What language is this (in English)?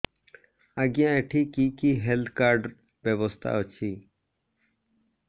Odia